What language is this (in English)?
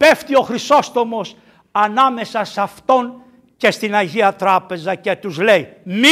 Greek